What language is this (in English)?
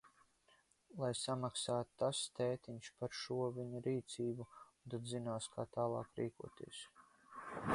Latvian